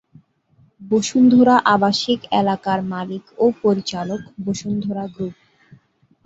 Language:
Bangla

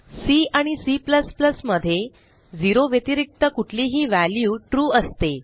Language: Marathi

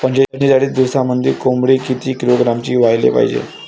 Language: Marathi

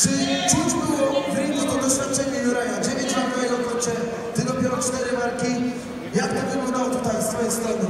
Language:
Polish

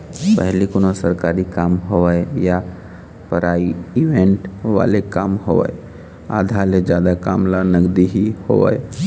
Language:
Chhattisgarhi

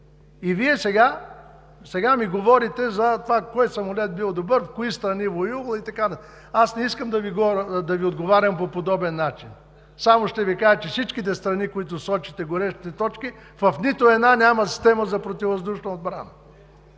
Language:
Bulgarian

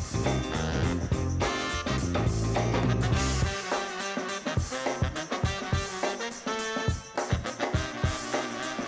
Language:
Dutch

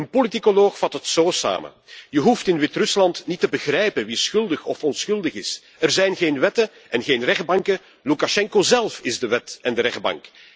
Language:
Dutch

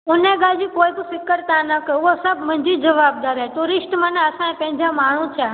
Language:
Sindhi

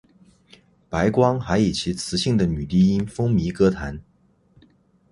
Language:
Chinese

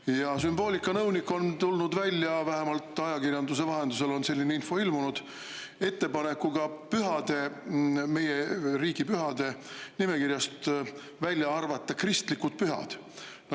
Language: Estonian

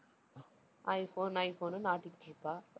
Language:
Tamil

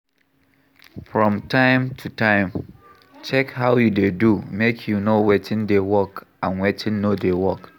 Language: Nigerian Pidgin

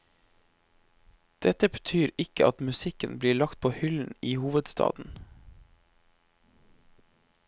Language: Norwegian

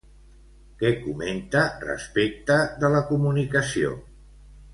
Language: Catalan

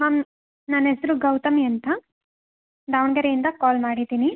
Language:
Kannada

